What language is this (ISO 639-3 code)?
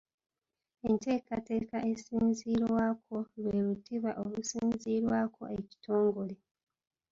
lug